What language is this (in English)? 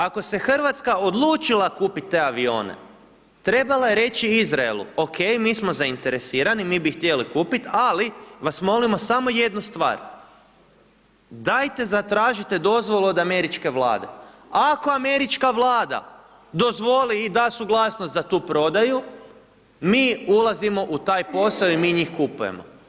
Croatian